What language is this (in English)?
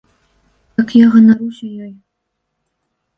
Belarusian